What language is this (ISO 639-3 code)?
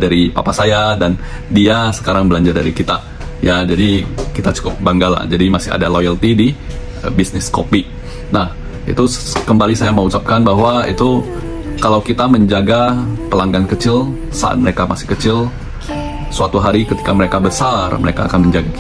ind